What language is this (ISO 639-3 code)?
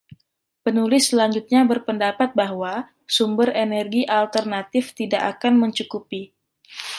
ind